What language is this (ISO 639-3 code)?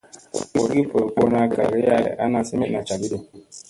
mse